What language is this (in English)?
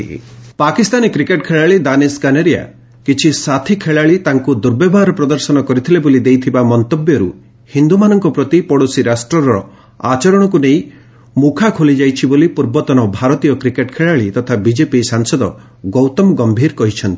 Odia